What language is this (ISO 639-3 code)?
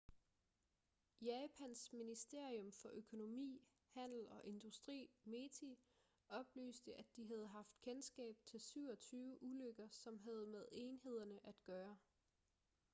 dan